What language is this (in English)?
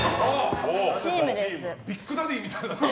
Japanese